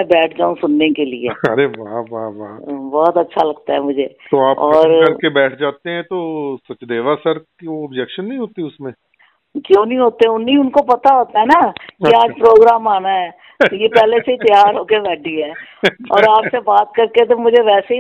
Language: Hindi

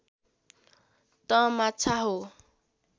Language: Nepali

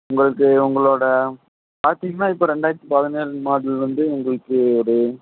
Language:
Tamil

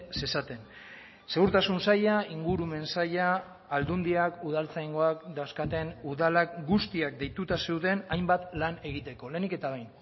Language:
Basque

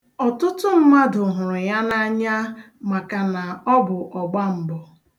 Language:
Igbo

